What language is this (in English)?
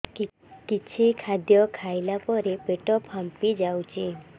Odia